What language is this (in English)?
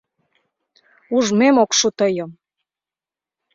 Mari